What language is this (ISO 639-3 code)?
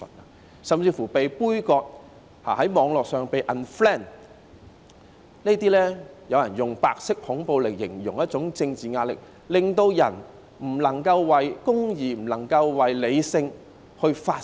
yue